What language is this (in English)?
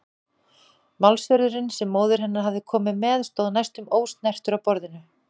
Icelandic